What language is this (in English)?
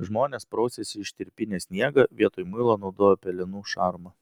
Lithuanian